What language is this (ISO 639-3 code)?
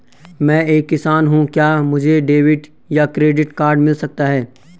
hin